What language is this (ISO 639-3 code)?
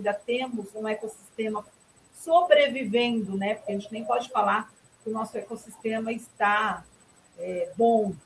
por